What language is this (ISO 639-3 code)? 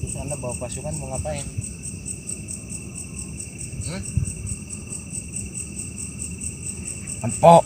ind